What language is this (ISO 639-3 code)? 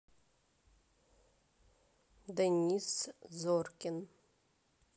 rus